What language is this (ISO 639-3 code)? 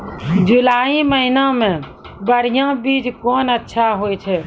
mai